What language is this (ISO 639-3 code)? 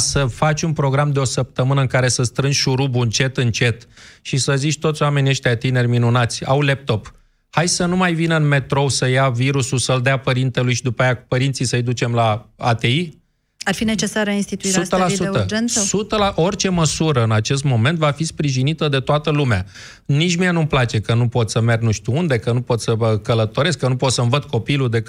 ron